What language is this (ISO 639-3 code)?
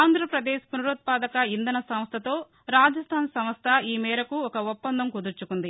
tel